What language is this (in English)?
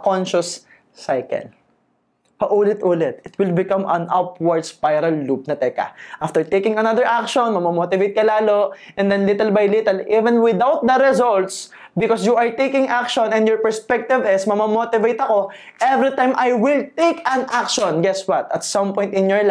Filipino